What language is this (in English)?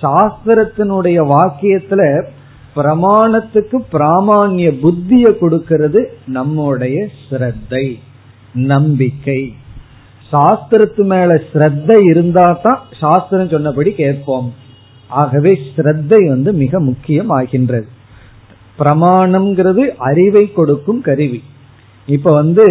Tamil